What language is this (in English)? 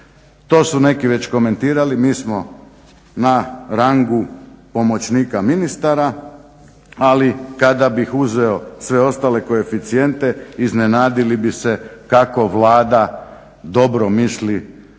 Croatian